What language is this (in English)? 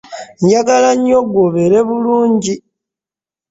Ganda